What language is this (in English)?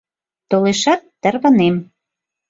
Mari